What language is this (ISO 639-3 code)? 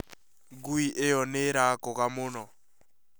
kik